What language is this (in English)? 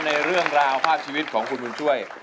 Thai